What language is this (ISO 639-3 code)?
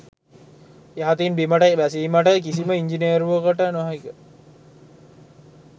sin